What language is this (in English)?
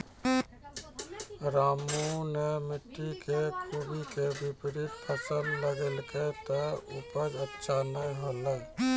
Maithili